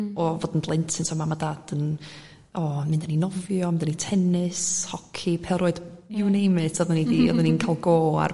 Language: Welsh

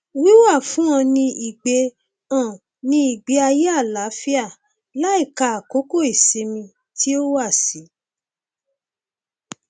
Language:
Yoruba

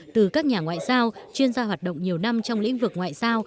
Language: Vietnamese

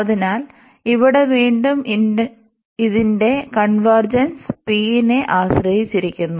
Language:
Malayalam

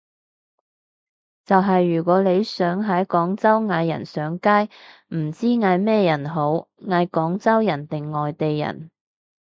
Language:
Cantonese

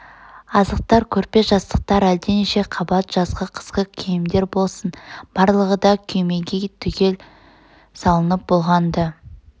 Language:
Kazakh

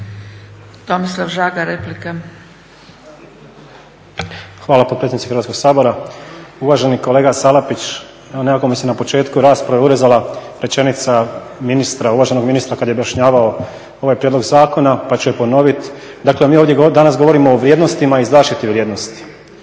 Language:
Croatian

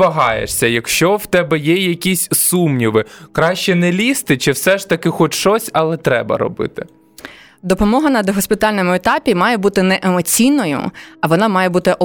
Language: Ukrainian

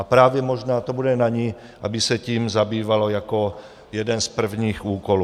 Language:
Czech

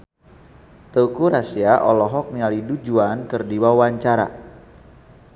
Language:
Sundanese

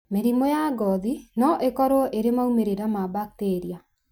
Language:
Kikuyu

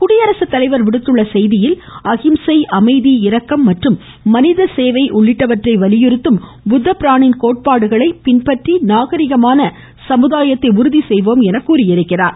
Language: Tamil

